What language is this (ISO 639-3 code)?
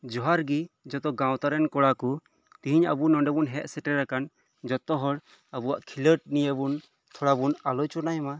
sat